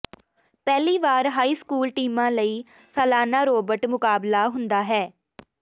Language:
Punjabi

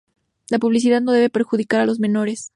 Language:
Spanish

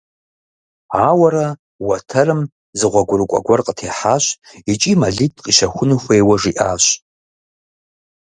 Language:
Kabardian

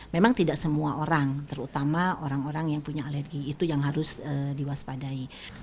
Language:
Indonesian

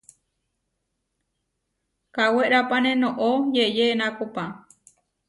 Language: Huarijio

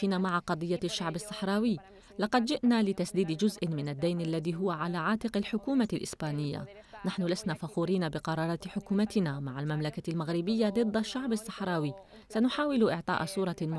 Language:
Arabic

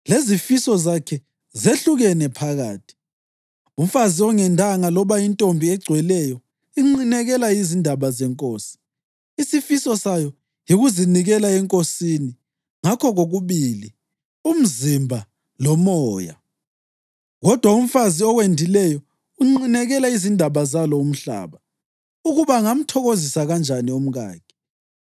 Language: North Ndebele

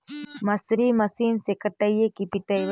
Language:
Magahi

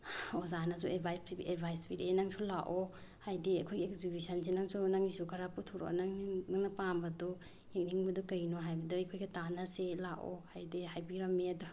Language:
Manipuri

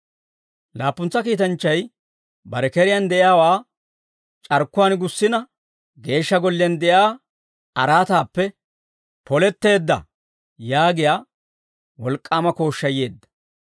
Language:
Dawro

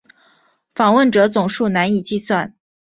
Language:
Chinese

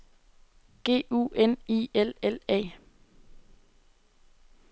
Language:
Danish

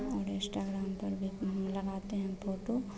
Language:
Hindi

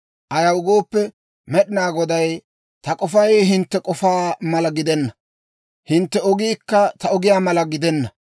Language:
Dawro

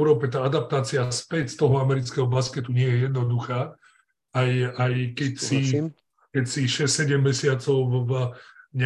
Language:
Slovak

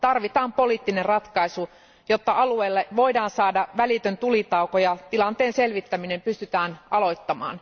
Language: Finnish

